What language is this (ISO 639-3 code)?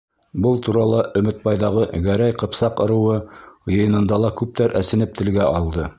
bak